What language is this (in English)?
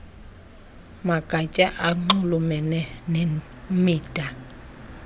Xhosa